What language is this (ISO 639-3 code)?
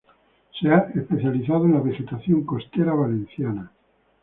spa